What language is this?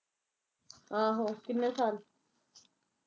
Punjabi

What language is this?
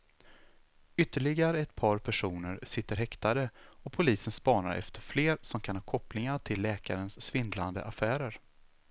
Swedish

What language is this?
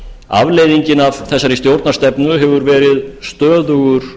Icelandic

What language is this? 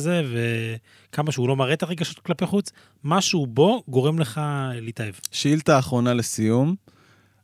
Hebrew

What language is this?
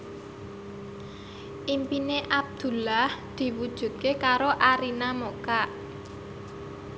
Javanese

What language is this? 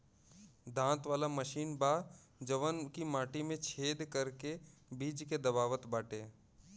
Bhojpuri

